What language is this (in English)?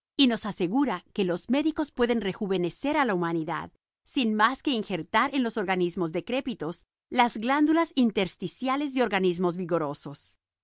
Spanish